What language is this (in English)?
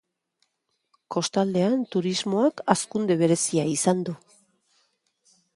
Basque